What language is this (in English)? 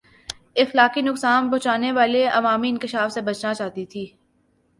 Urdu